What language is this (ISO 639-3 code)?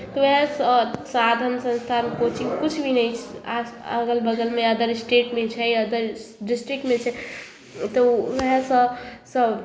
mai